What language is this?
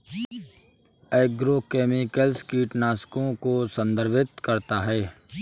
Hindi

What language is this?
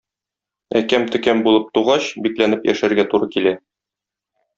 Tatar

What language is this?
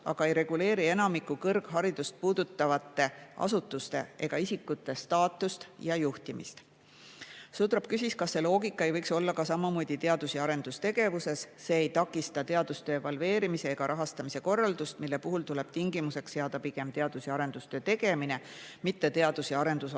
Estonian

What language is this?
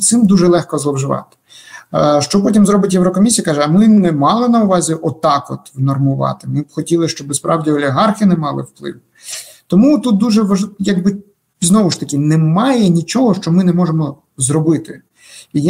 Ukrainian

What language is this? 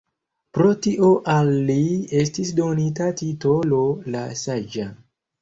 Esperanto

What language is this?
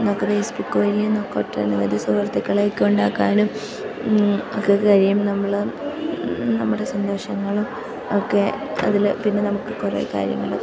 Malayalam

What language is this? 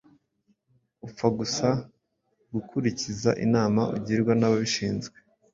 Kinyarwanda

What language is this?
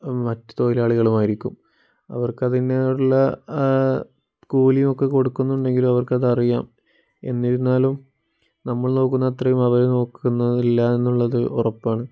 Malayalam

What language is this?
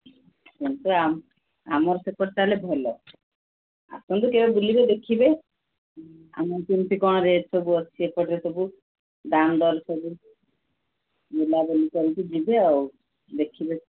Odia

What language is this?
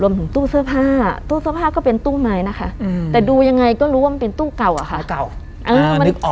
Thai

